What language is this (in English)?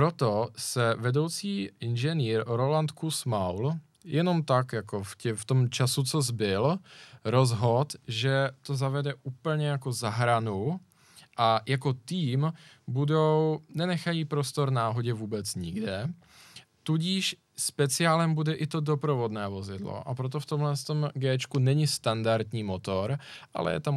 Czech